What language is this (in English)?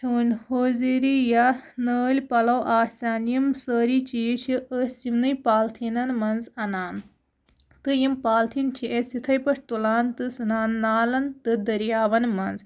Kashmiri